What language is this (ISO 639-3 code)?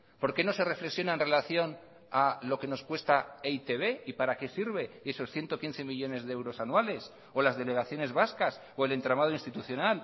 spa